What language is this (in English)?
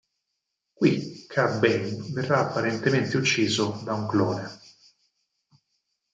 Italian